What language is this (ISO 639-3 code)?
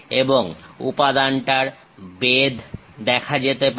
ben